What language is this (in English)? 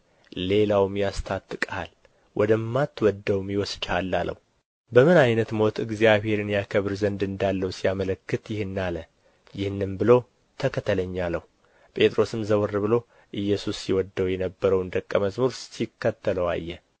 Amharic